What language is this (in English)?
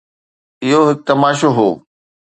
Sindhi